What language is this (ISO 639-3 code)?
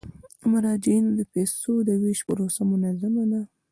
pus